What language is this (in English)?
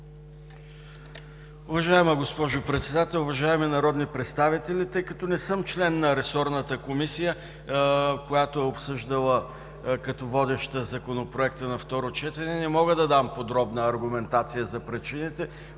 Bulgarian